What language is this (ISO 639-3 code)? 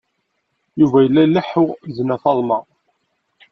kab